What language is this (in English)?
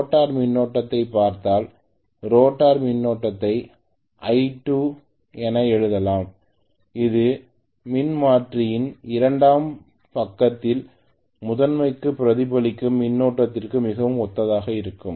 Tamil